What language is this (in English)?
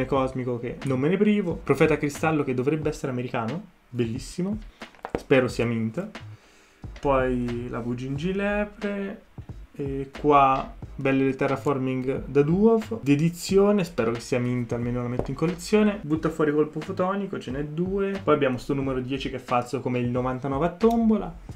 Italian